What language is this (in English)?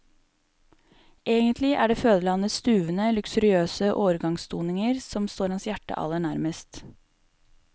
Norwegian